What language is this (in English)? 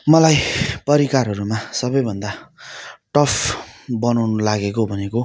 Nepali